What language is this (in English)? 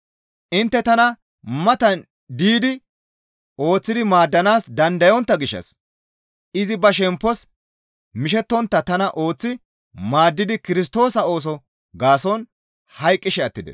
Gamo